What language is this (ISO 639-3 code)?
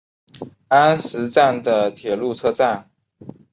zho